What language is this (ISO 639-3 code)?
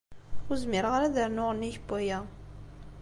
kab